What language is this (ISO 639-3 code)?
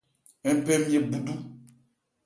ebr